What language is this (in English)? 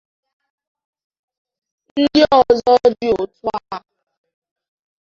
Igbo